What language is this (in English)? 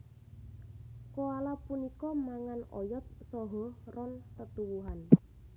Javanese